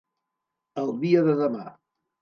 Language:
Catalan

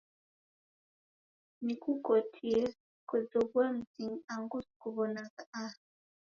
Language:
Taita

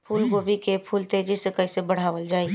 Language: Bhojpuri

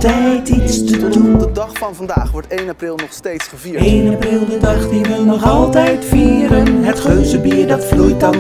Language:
Dutch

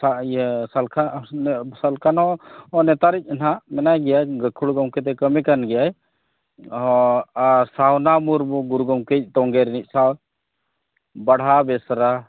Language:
Santali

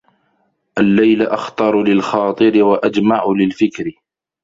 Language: Arabic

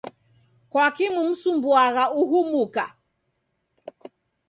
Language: Taita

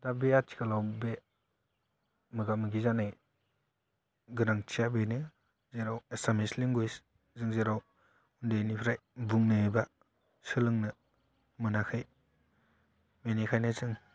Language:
Bodo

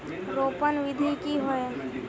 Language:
Magahi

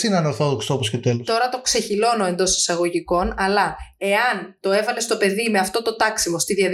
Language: Greek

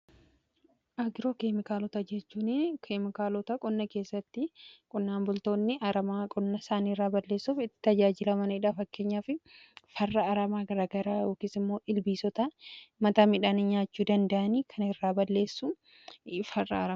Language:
Oromo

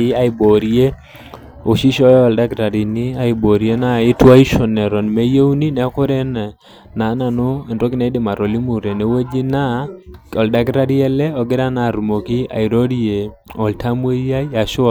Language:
Masai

